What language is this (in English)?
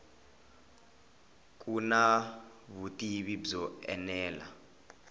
Tsonga